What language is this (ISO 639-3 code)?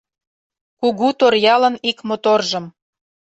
chm